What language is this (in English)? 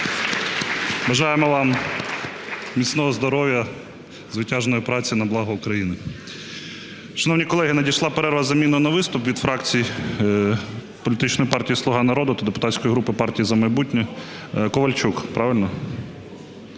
Ukrainian